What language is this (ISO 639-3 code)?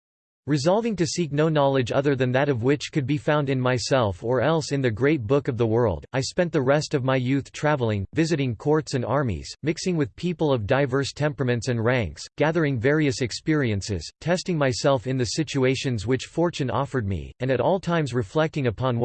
eng